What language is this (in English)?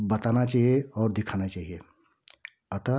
Hindi